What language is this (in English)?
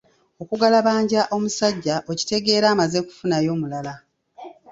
Ganda